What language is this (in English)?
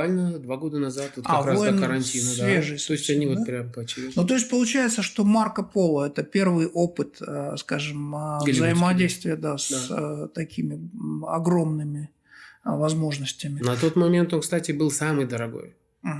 Russian